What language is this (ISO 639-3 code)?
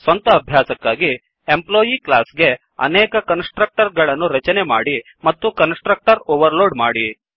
kan